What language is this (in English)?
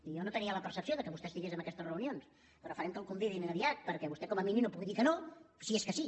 Catalan